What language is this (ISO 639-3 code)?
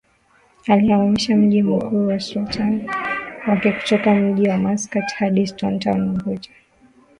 swa